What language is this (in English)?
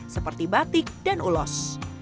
Indonesian